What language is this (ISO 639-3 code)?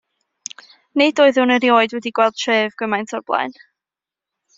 cym